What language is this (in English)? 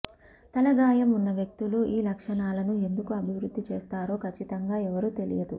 Telugu